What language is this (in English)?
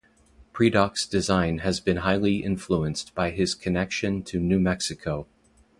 English